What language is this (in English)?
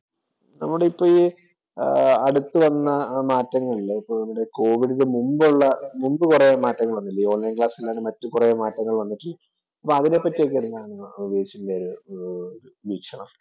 Malayalam